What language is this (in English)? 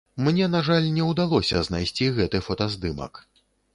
Belarusian